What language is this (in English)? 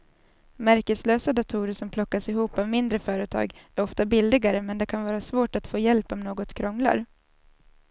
Swedish